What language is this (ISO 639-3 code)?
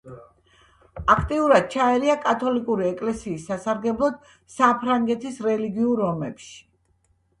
kat